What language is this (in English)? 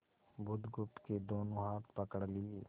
Hindi